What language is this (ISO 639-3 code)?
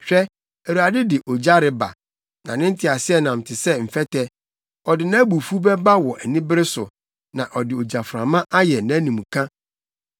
aka